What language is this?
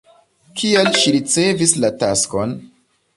Esperanto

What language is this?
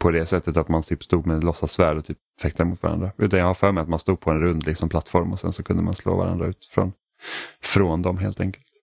Swedish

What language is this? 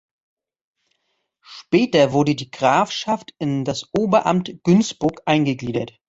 German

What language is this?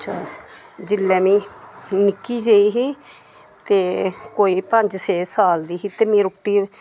Dogri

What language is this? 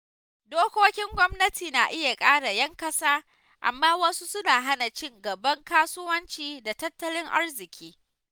Hausa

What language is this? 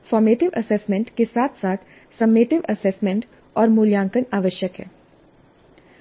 Hindi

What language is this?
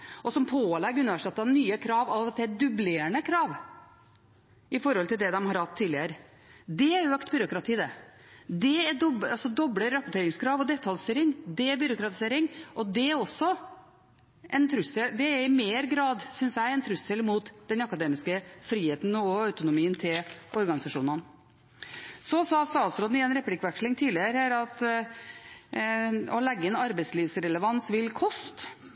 Norwegian Bokmål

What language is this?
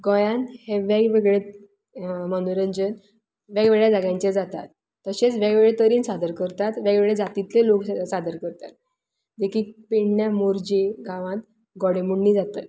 Konkani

